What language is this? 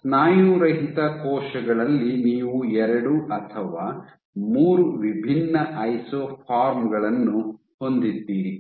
Kannada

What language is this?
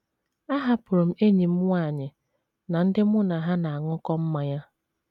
Igbo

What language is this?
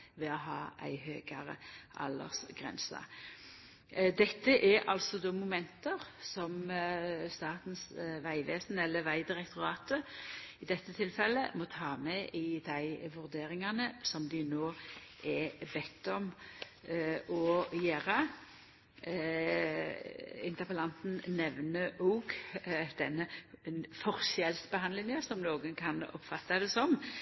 Norwegian Nynorsk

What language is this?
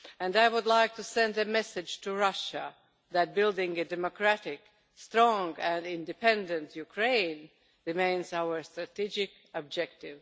English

